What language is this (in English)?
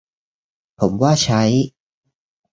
Thai